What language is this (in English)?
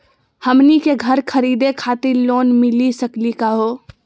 Magahi